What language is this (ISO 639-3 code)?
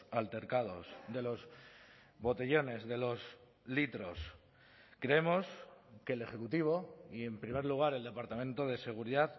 spa